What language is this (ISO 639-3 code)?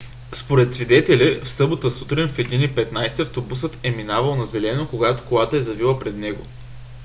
bul